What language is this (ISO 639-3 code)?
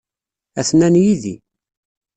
kab